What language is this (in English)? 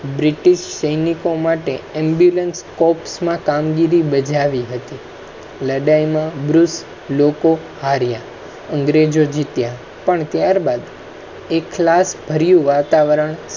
Gujarati